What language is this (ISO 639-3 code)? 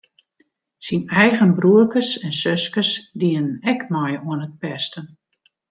fry